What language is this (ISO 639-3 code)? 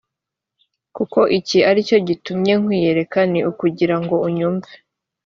kin